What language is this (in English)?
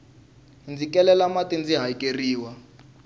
Tsonga